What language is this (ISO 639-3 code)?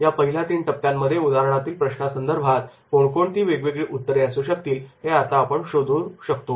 mar